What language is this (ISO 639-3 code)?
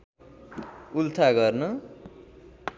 nep